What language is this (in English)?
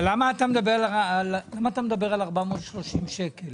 Hebrew